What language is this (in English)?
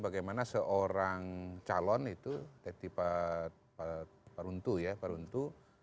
Indonesian